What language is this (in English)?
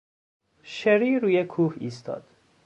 Persian